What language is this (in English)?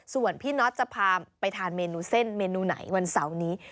Thai